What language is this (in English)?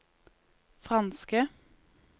Norwegian